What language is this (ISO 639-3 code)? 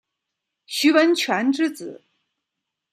zho